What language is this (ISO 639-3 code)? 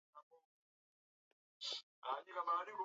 swa